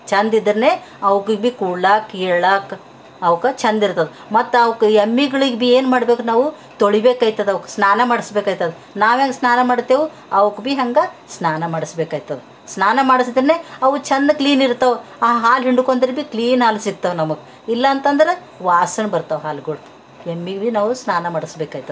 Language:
Kannada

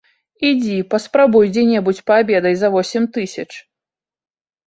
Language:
Belarusian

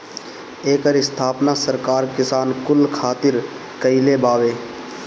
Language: Bhojpuri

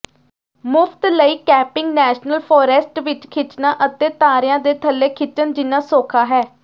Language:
Punjabi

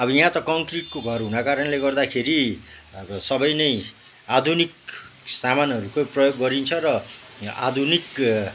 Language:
Nepali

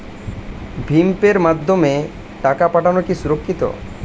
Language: Bangla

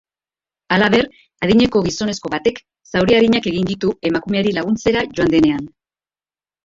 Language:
Basque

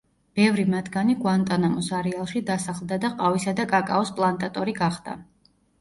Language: Georgian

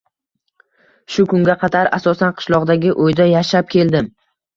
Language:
Uzbek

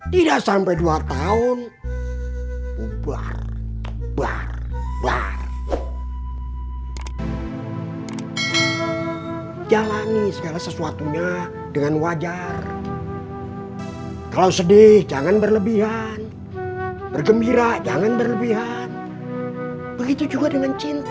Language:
Indonesian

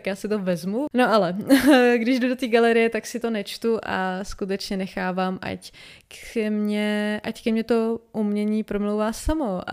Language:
Czech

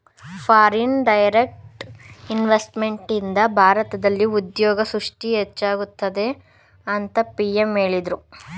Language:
Kannada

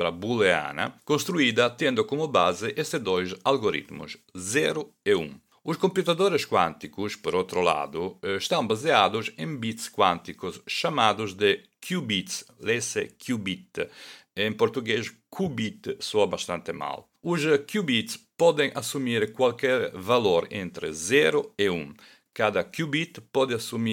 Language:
Portuguese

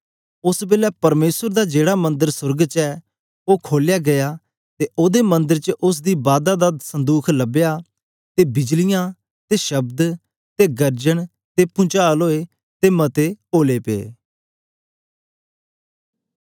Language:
Dogri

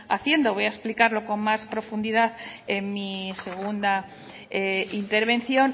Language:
Spanish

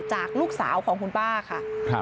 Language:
Thai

